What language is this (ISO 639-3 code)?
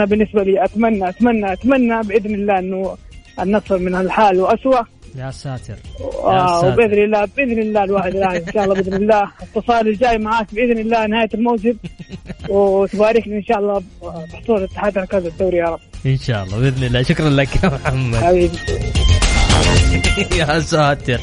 ara